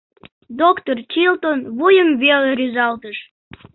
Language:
Mari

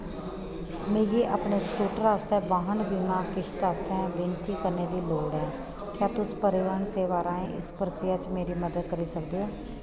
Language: Dogri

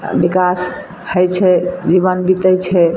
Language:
Maithili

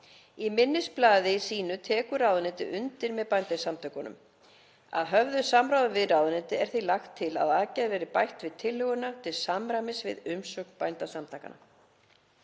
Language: Icelandic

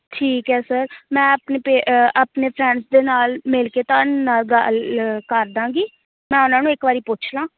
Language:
Punjabi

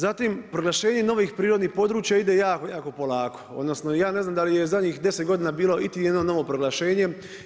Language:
Croatian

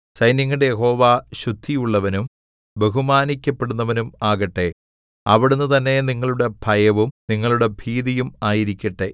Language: Malayalam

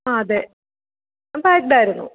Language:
Malayalam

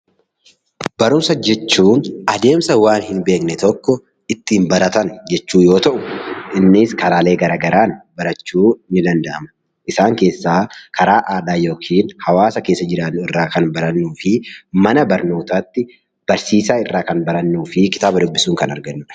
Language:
Oromo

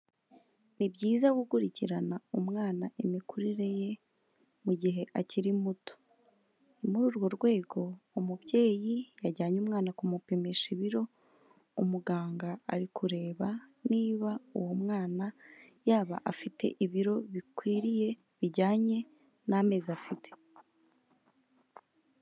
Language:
Kinyarwanda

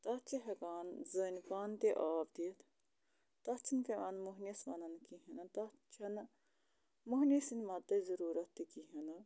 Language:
Kashmiri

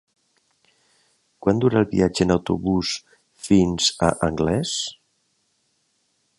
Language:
Catalan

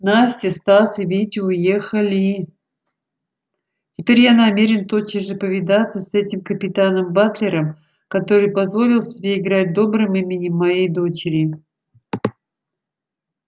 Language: Russian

